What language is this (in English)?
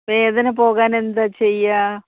Malayalam